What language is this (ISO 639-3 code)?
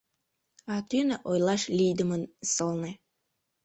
chm